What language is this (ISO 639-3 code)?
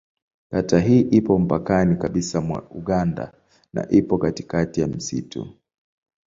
swa